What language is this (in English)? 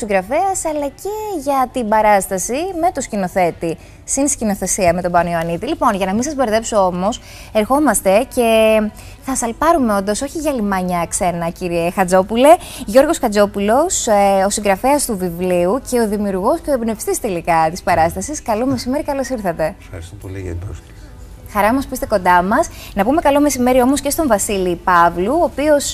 Greek